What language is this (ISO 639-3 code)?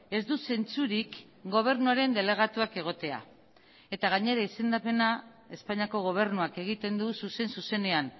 eus